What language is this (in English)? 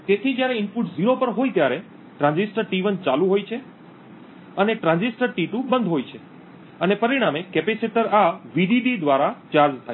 Gujarati